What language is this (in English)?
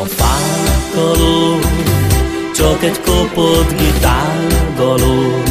Hungarian